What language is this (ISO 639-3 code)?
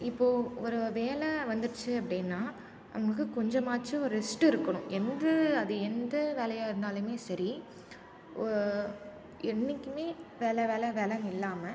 tam